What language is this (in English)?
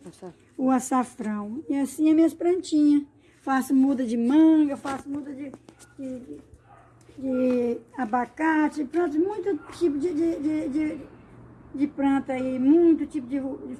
Portuguese